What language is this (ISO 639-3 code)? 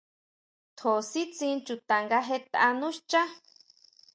mau